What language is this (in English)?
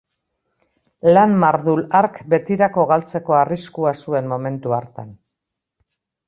Basque